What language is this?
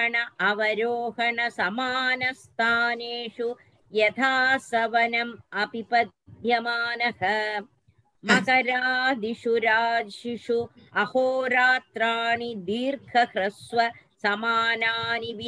Tamil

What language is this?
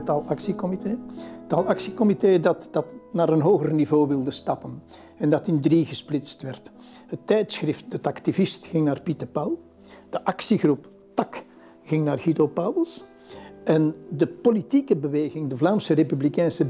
Dutch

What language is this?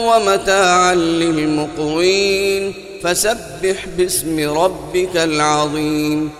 Arabic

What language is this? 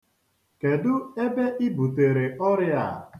Igbo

